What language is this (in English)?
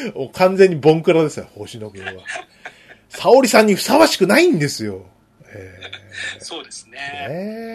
Japanese